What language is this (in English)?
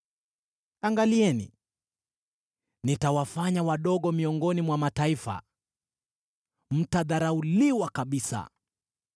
Swahili